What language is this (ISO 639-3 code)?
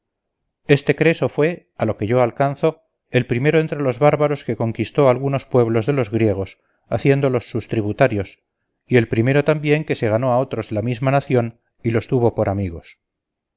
spa